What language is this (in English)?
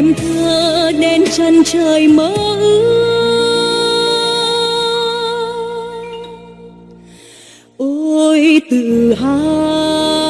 Vietnamese